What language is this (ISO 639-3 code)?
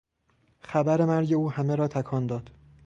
fas